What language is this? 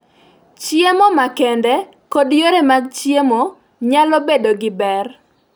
Luo (Kenya and Tanzania)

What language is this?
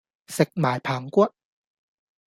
Cantonese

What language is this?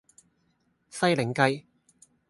Cantonese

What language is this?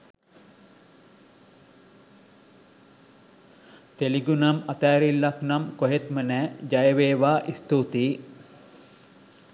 Sinhala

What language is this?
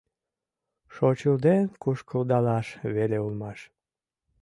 Mari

